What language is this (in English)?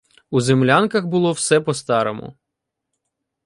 Ukrainian